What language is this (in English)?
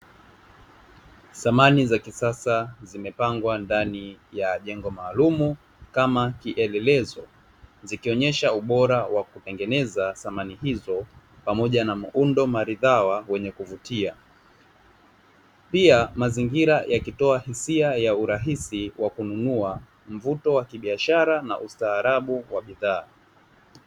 Swahili